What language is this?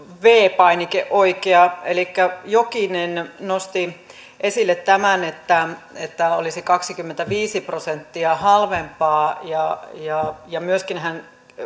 Finnish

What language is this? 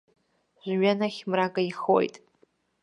Abkhazian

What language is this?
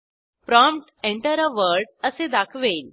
Marathi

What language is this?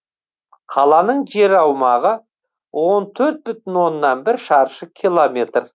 Kazakh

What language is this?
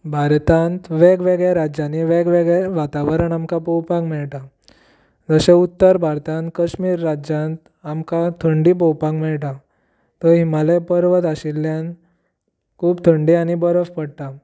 Konkani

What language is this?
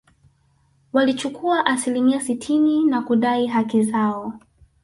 Swahili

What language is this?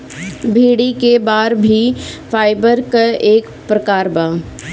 Bhojpuri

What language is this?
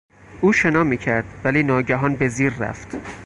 Persian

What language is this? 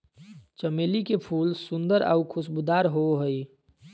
Magahi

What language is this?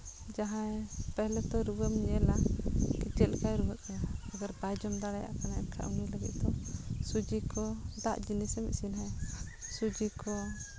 Santali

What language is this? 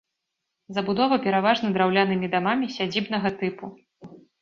Belarusian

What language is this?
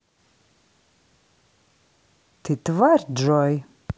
Russian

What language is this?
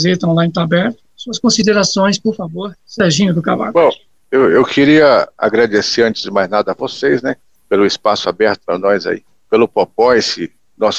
Portuguese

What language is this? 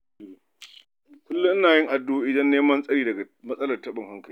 Hausa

